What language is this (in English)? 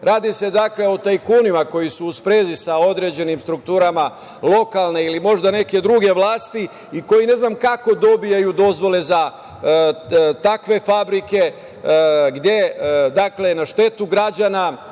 Serbian